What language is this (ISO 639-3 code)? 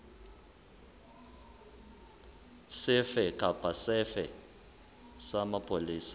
sot